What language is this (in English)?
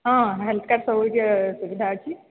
Odia